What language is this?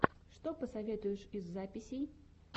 Russian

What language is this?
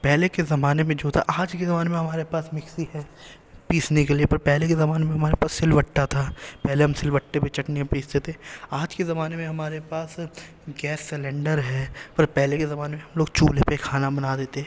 Urdu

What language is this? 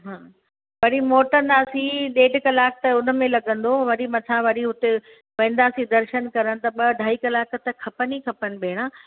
Sindhi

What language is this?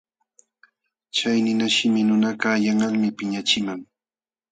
Jauja Wanca Quechua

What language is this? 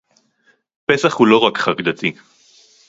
Hebrew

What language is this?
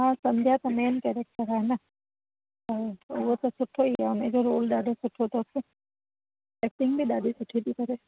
Sindhi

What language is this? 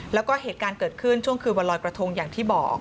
Thai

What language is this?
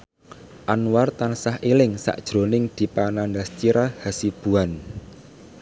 Javanese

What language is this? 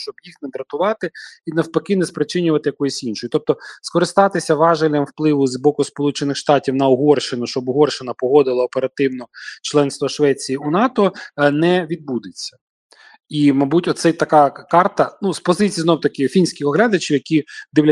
Ukrainian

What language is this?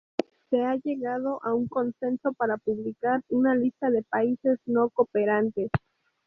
Spanish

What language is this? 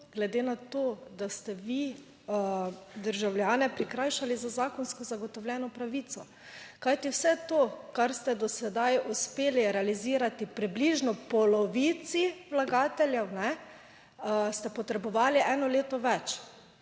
Slovenian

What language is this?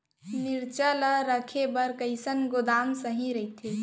Chhattisgarhi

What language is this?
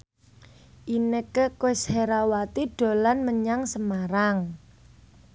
Javanese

